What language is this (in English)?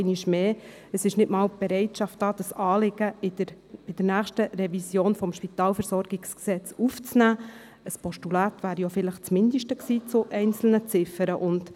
Swiss German